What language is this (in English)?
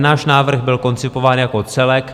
Czech